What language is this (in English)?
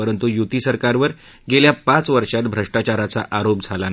Marathi